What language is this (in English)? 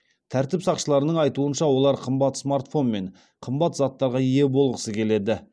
Kazakh